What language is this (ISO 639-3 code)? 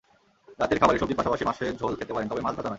ben